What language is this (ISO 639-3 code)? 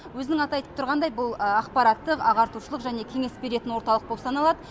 kaz